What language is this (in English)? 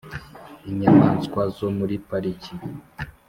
Kinyarwanda